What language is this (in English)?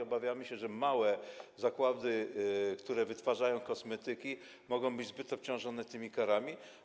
Polish